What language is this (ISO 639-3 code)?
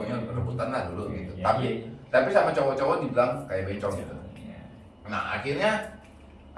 ind